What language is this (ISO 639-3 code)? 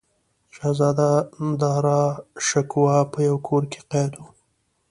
pus